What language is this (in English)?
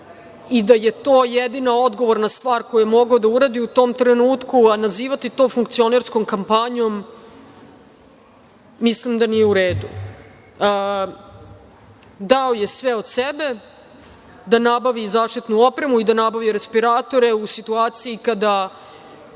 Serbian